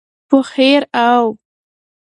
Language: Pashto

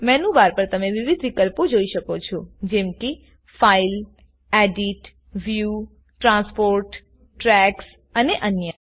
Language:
Gujarati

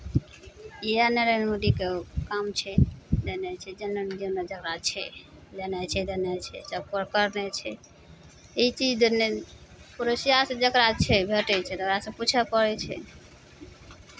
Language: Maithili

